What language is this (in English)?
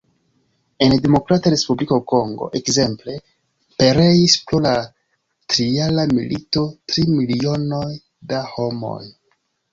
Esperanto